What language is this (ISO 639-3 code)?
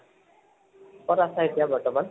asm